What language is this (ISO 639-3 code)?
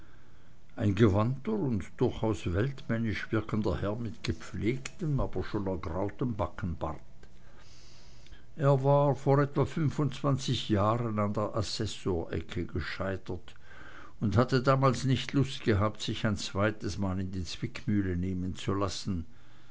deu